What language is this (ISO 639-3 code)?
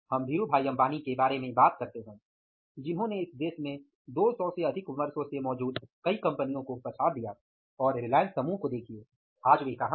hin